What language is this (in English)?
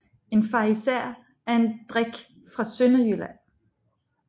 Danish